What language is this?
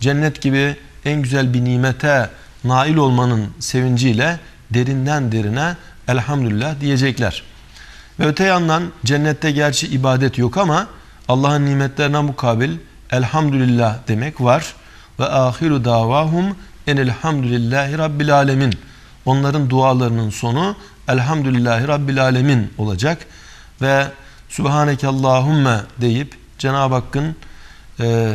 Turkish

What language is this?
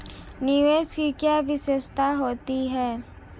Hindi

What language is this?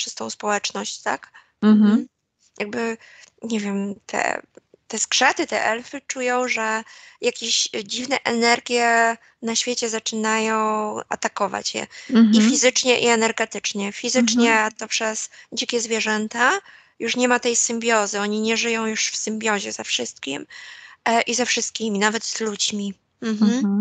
Polish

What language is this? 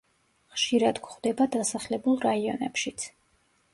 Georgian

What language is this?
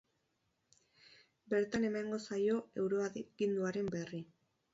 Basque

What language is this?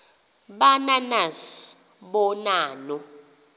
Xhosa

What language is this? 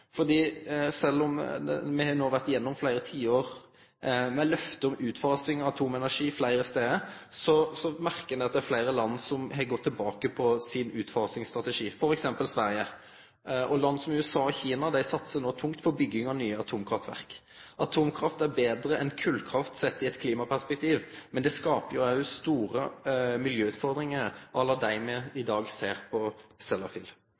Norwegian Nynorsk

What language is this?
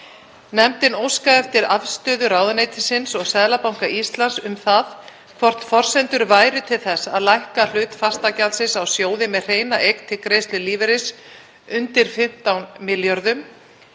Icelandic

